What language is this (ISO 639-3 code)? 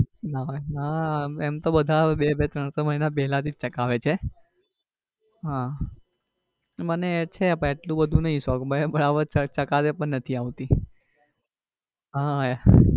guj